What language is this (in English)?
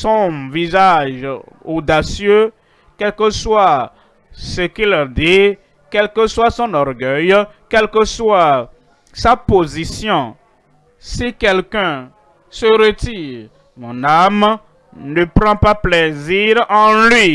French